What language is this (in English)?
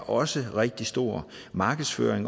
Danish